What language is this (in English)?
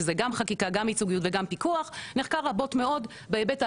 Hebrew